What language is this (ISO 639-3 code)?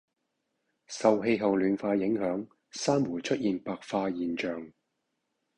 yue